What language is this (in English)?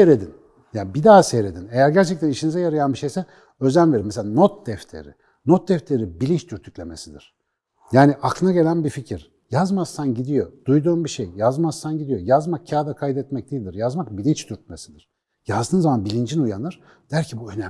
Turkish